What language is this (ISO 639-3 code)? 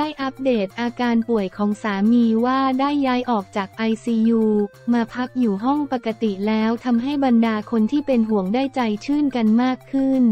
tha